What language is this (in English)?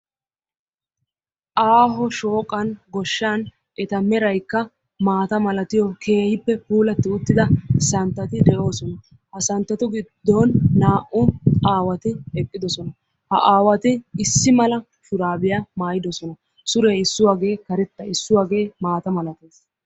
Wolaytta